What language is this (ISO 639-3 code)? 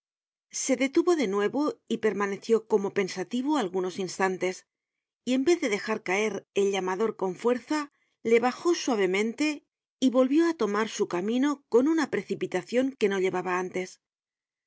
spa